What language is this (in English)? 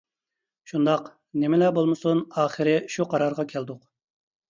Uyghur